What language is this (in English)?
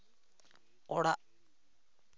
Santali